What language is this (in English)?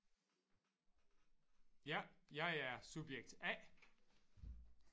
Danish